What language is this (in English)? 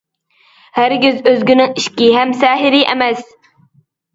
Uyghur